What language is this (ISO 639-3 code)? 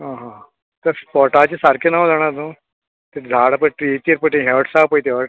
kok